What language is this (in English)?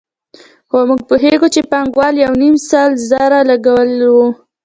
Pashto